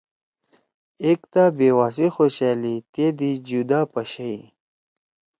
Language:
Torwali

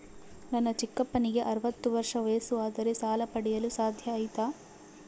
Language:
Kannada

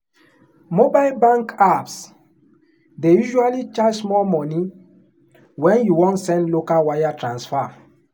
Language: Nigerian Pidgin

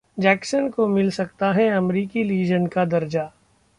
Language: Hindi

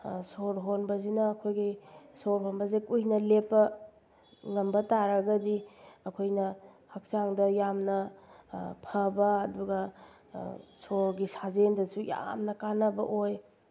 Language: Manipuri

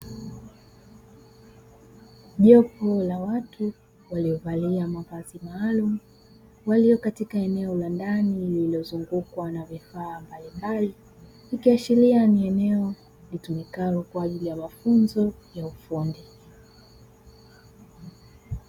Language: Swahili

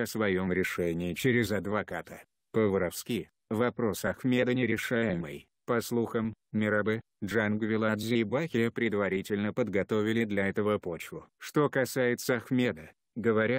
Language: Russian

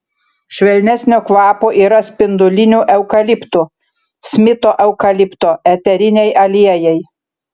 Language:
Lithuanian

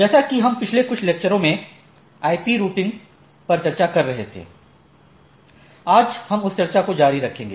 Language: Hindi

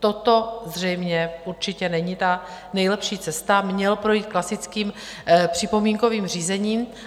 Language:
Czech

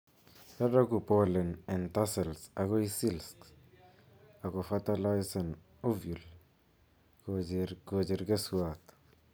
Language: Kalenjin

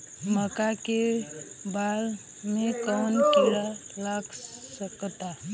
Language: Bhojpuri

